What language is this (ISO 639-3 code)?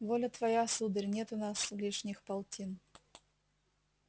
rus